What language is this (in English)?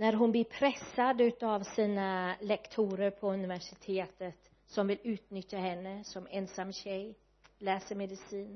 Swedish